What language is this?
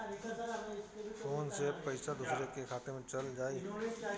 Bhojpuri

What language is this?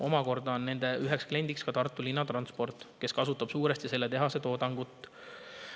Estonian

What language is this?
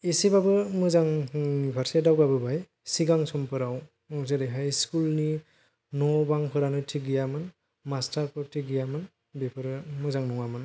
Bodo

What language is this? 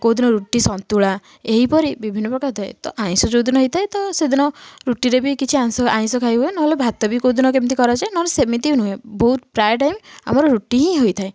Odia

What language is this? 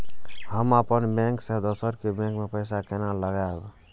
Maithili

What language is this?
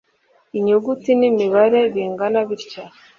Kinyarwanda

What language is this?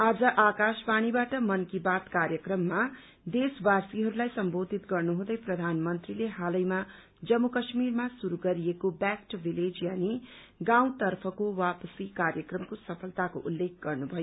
Nepali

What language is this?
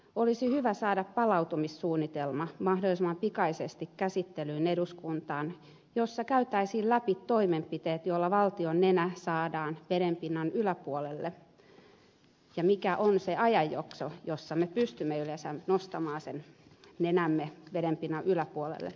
Finnish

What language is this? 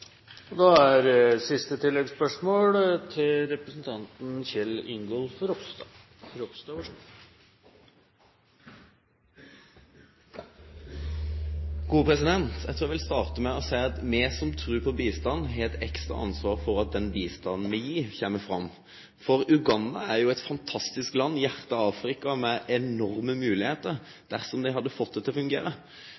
Norwegian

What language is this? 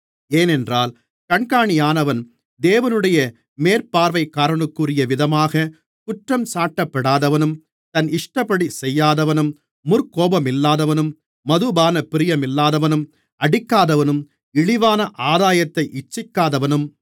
Tamil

